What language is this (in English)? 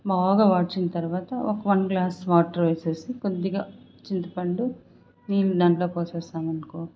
Telugu